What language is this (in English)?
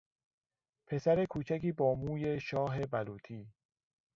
Persian